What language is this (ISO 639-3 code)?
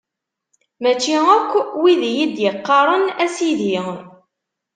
kab